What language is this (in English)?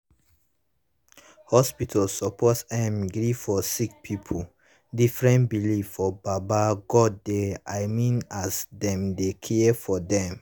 Nigerian Pidgin